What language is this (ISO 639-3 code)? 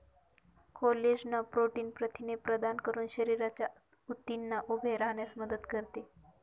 mar